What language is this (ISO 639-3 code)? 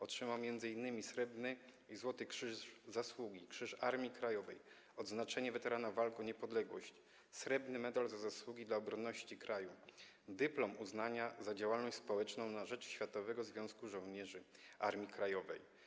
pol